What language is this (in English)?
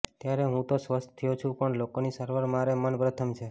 Gujarati